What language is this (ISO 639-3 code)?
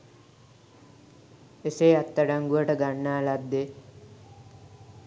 sin